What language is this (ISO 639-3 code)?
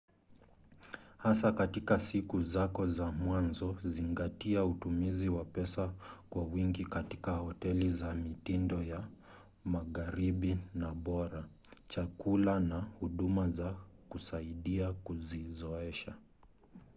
swa